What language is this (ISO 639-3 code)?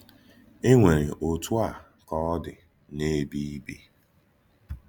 ibo